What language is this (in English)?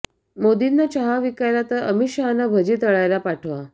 Marathi